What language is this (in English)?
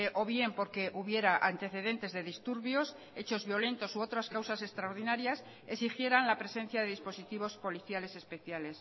Spanish